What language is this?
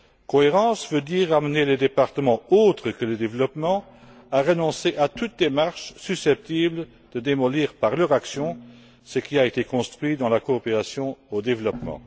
French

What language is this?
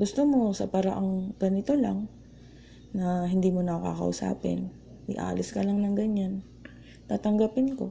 Filipino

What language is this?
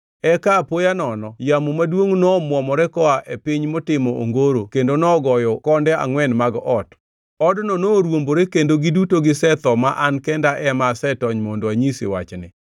Luo (Kenya and Tanzania)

